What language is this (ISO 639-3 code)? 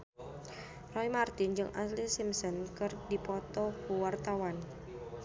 sun